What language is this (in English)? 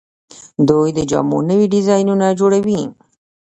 Pashto